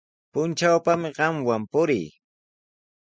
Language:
Sihuas Ancash Quechua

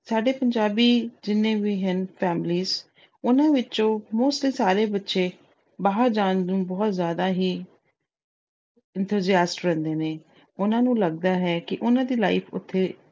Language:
Punjabi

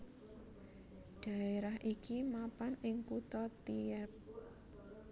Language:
Javanese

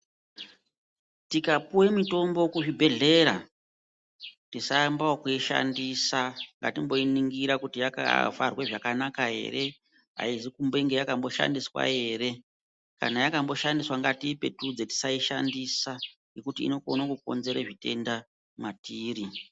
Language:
Ndau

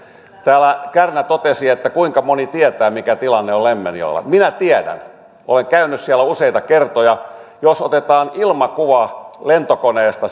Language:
Finnish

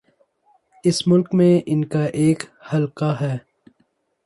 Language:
Urdu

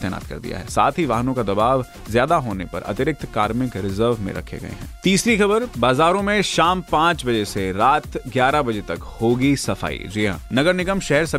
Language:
Hindi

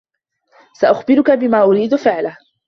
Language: Arabic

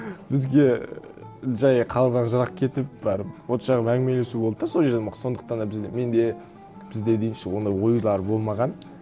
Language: Kazakh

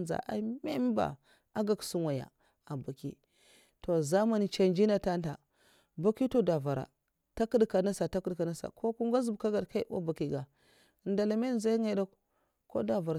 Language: Mafa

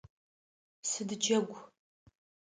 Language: Adyghe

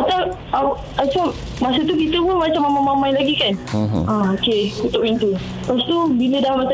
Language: Malay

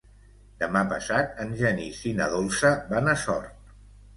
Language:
Catalan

